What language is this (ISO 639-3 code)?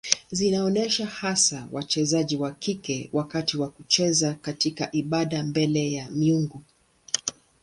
swa